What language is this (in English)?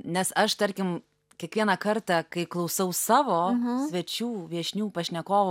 Lithuanian